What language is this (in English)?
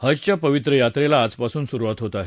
Marathi